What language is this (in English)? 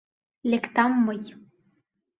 Mari